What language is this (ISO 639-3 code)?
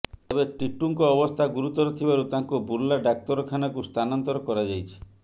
ori